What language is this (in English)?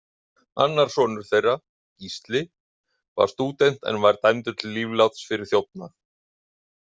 Icelandic